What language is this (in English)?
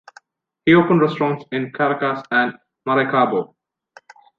English